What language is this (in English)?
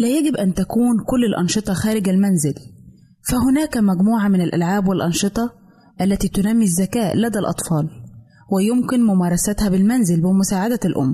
Arabic